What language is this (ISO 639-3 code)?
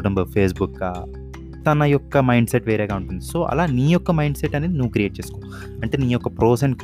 tel